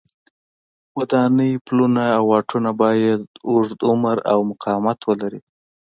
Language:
Pashto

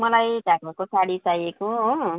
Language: Nepali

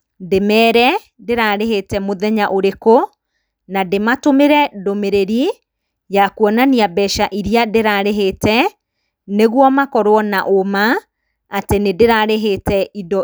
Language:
Kikuyu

